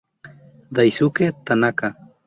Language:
Spanish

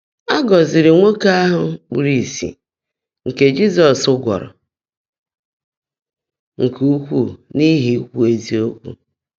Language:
Igbo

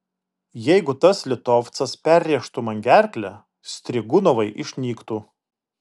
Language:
Lithuanian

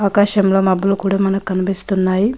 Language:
Telugu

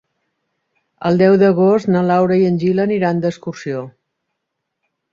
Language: Catalan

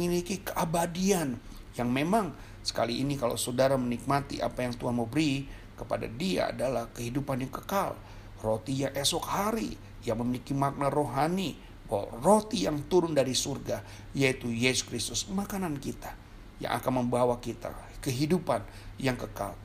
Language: Indonesian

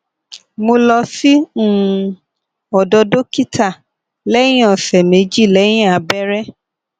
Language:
Yoruba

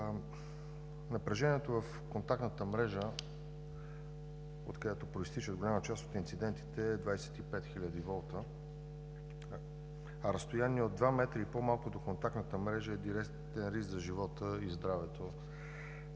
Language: Bulgarian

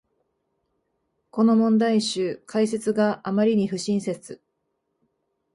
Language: Japanese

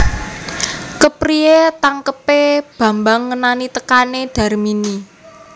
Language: Javanese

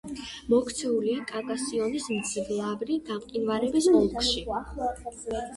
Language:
Georgian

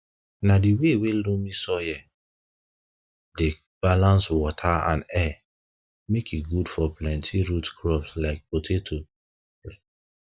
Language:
Nigerian Pidgin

